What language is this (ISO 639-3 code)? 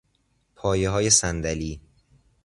fas